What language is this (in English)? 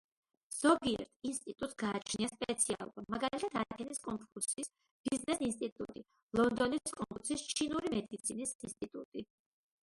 Georgian